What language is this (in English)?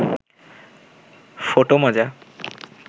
Bangla